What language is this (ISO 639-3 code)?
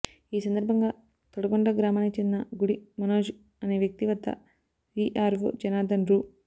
tel